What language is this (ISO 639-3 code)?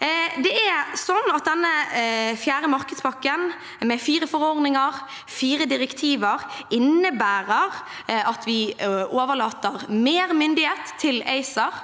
nor